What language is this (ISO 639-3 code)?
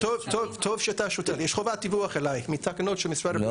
heb